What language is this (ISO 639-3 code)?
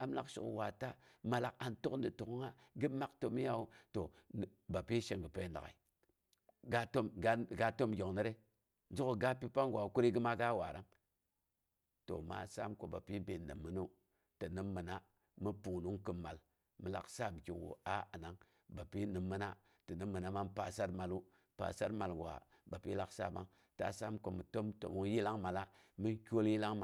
bux